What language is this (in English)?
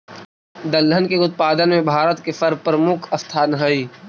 Magahi